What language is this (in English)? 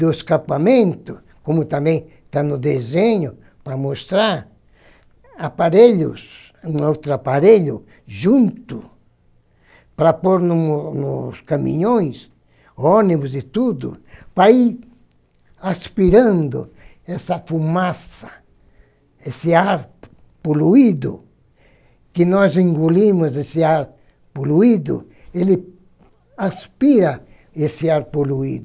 Portuguese